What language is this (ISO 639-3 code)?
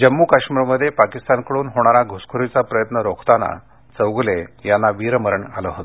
mar